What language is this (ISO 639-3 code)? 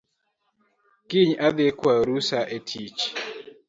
luo